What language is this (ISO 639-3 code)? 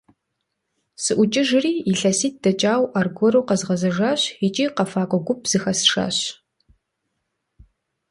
kbd